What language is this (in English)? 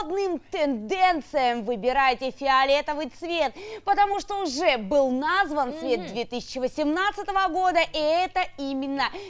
Russian